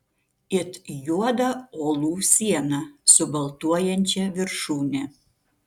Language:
Lithuanian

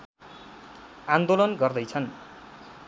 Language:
Nepali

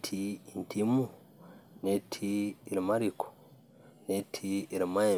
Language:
Masai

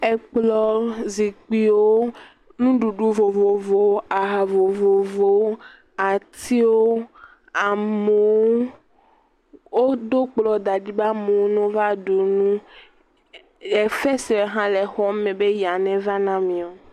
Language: Ewe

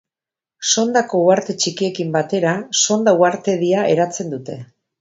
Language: Basque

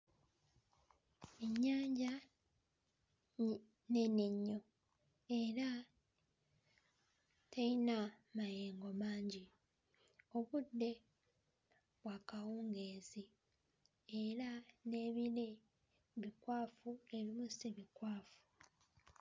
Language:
Ganda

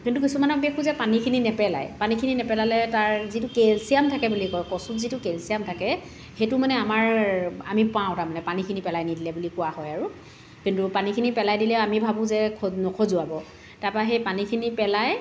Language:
Assamese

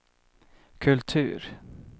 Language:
Swedish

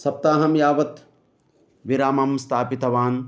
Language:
Sanskrit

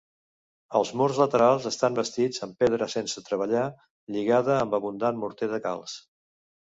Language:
Catalan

